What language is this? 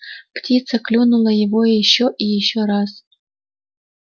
Russian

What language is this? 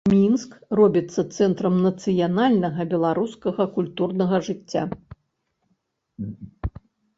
Belarusian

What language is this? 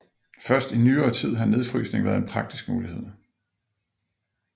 Danish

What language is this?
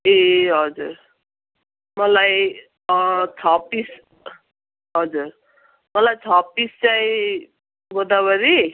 Nepali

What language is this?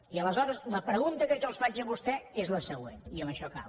Catalan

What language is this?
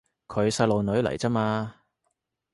Cantonese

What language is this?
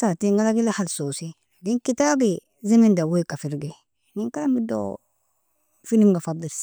Nobiin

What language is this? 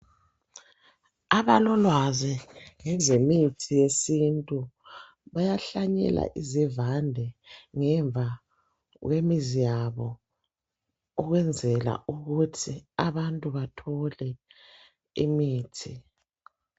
North Ndebele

